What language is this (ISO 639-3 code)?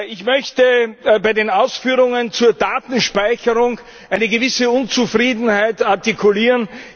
deu